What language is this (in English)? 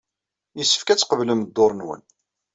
Kabyle